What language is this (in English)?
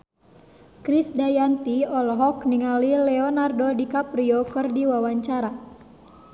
Sundanese